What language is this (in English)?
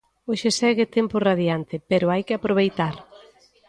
Galician